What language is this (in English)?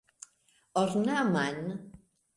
Esperanto